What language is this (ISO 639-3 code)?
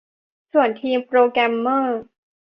tha